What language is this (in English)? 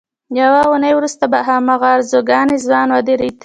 Pashto